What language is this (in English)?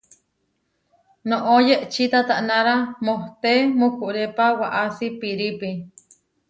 Huarijio